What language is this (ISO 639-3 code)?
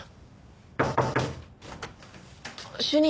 jpn